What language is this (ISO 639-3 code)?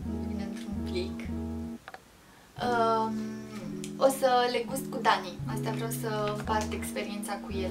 ron